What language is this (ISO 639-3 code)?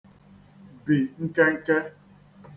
ibo